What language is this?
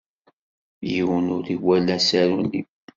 Kabyle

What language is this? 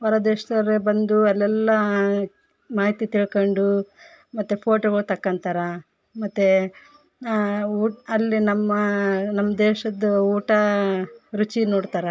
Kannada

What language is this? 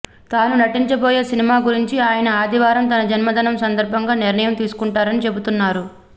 Telugu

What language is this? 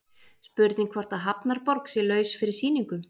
Icelandic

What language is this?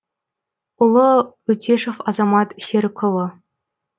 Kazakh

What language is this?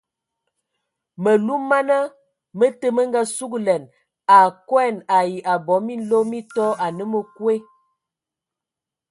Ewondo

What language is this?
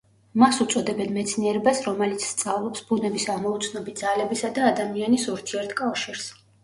Georgian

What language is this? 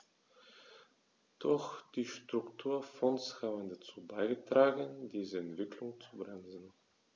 German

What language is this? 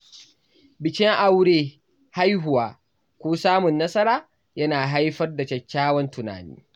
Hausa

